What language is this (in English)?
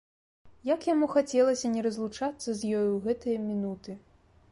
Belarusian